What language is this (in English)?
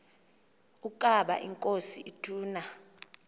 Xhosa